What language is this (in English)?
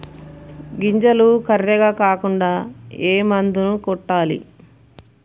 Telugu